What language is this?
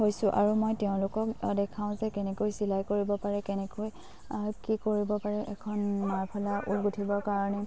Assamese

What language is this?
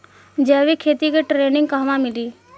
Bhojpuri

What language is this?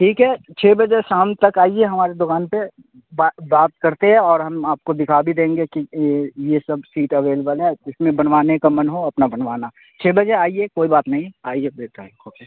Urdu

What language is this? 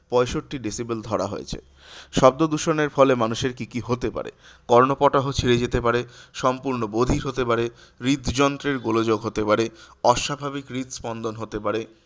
Bangla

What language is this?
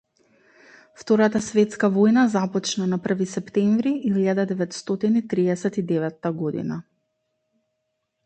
Macedonian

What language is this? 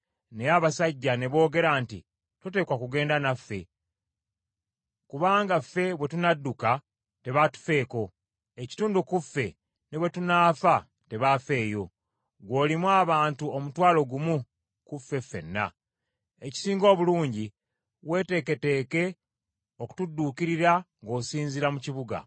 Ganda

